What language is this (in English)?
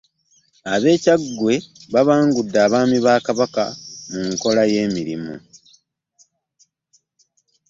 Ganda